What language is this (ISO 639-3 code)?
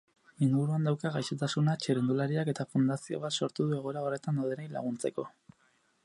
eus